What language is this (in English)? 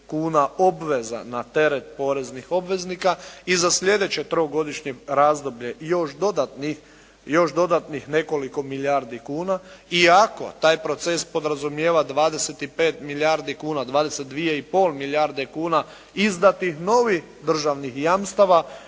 Croatian